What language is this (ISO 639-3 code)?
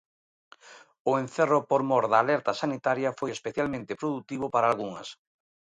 glg